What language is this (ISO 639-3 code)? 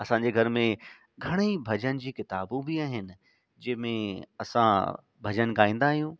snd